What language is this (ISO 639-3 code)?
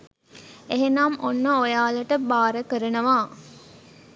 sin